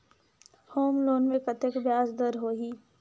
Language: Chhattisgarhi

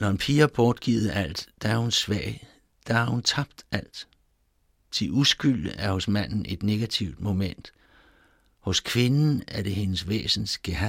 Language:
Danish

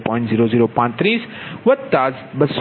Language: Gujarati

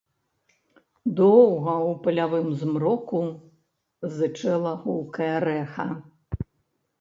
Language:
Belarusian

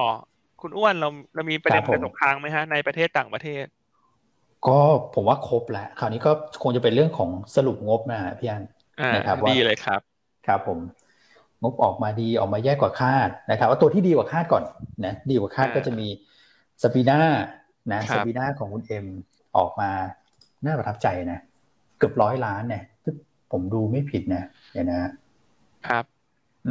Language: Thai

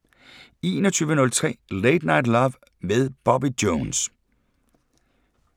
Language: Danish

